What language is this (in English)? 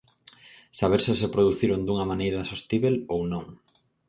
Galician